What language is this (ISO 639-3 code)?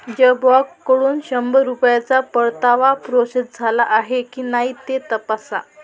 mar